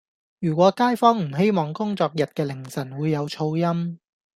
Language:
Cantonese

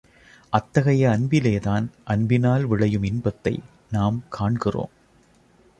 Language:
Tamil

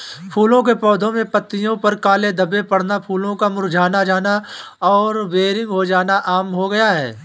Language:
Hindi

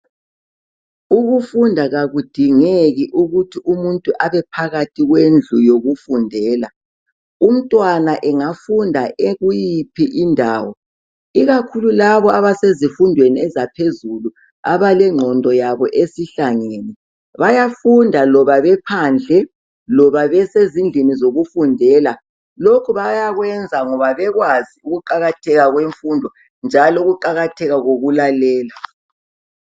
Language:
North Ndebele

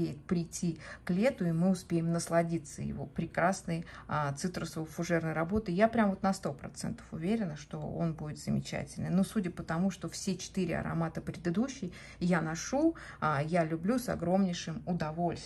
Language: Russian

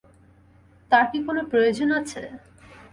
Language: Bangla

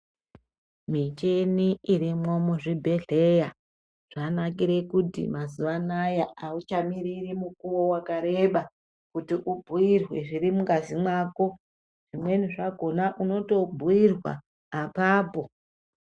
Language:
Ndau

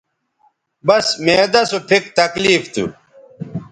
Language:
Bateri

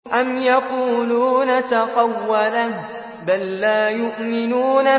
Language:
Arabic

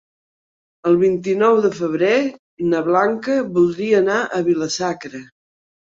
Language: Catalan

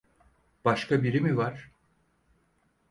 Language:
Turkish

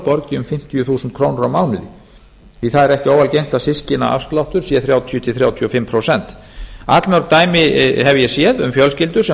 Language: Icelandic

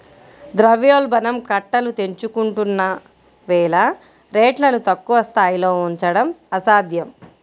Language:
Telugu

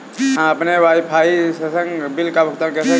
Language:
Hindi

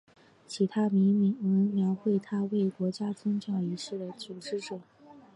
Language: Chinese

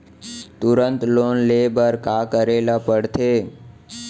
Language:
Chhattisgarhi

